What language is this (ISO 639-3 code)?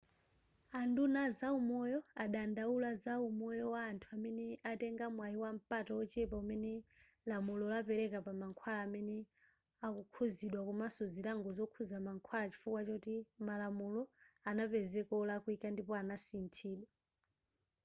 nya